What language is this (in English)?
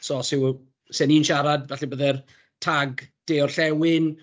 Welsh